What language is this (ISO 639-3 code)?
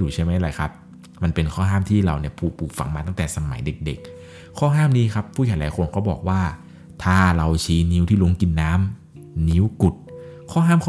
tha